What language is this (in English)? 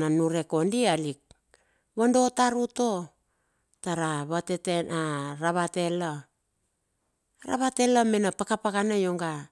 Bilur